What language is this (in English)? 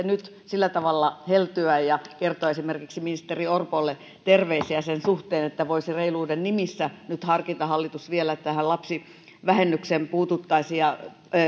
Finnish